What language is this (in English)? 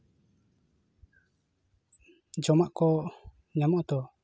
Santali